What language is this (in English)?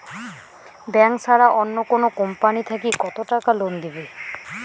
Bangla